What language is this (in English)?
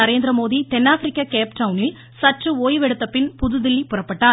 Tamil